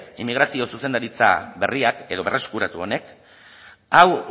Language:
Basque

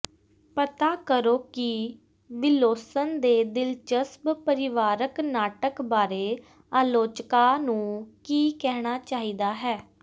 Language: Punjabi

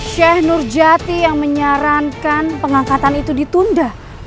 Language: Indonesian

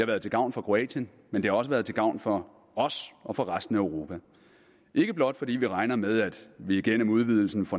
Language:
Danish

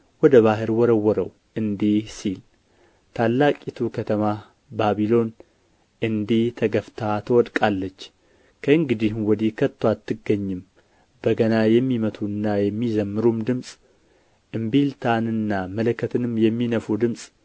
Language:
Amharic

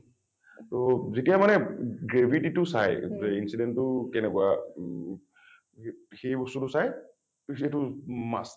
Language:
Assamese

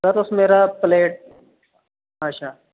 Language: Dogri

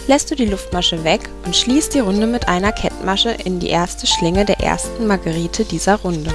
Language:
German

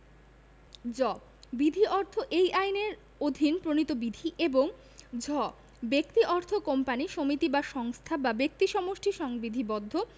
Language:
Bangla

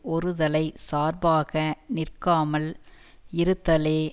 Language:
Tamil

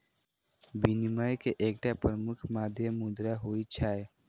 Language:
Maithili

